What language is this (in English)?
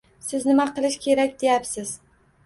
Uzbek